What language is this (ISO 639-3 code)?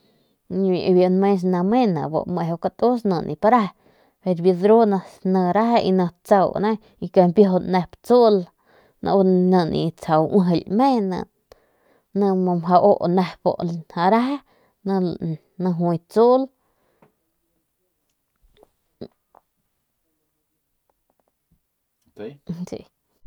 pmq